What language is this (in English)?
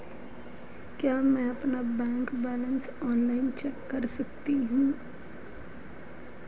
Hindi